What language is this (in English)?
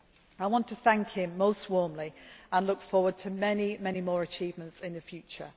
English